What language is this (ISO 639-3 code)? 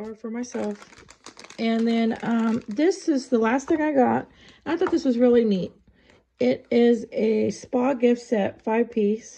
eng